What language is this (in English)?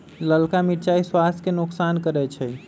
Magahi